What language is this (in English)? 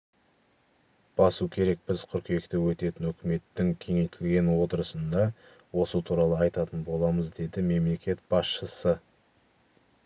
Kazakh